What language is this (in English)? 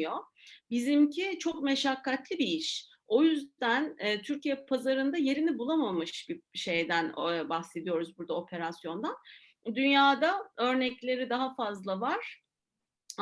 Turkish